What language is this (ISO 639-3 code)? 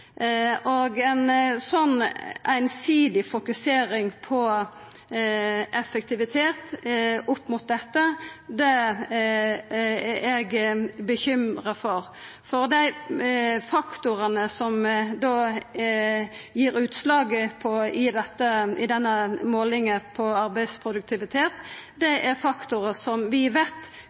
nno